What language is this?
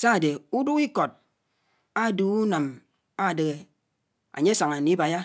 Anaang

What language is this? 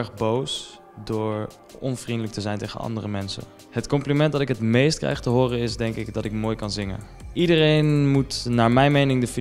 Dutch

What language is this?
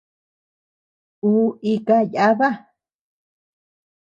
Tepeuxila Cuicatec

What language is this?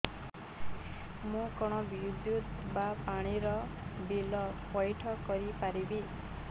Odia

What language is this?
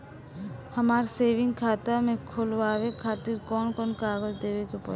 Bhojpuri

